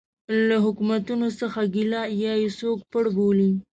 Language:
Pashto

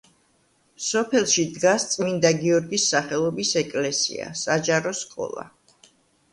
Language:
Georgian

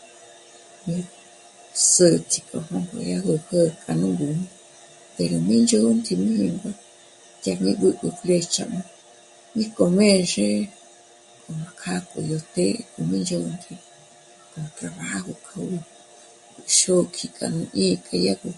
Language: Michoacán Mazahua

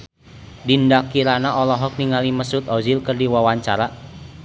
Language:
Sundanese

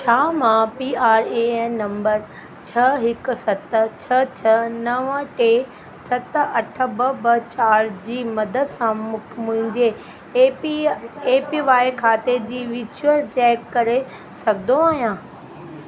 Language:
Sindhi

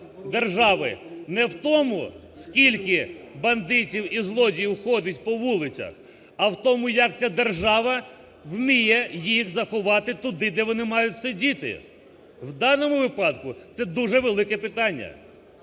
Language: Ukrainian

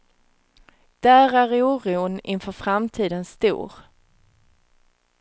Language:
Swedish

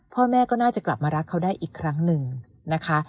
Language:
Thai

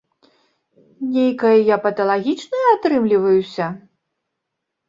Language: Belarusian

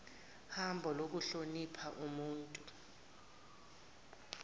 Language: Zulu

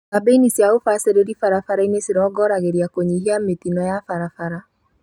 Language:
Kikuyu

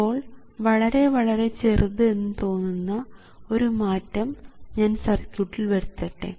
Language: Malayalam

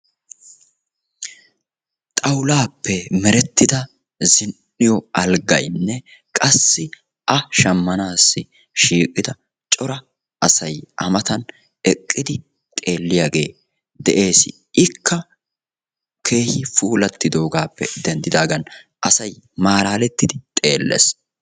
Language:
Wolaytta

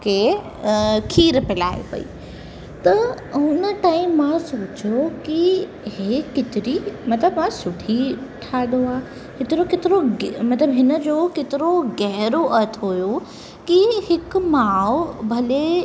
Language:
Sindhi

